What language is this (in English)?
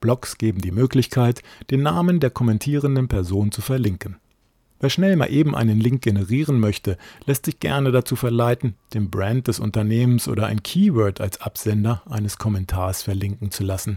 German